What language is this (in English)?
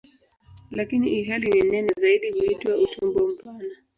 Swahili